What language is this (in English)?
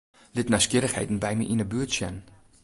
Western Frisian